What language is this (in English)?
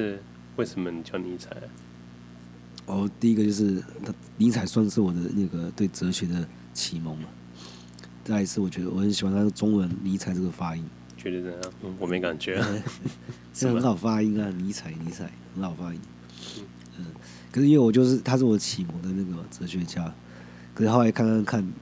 Chinese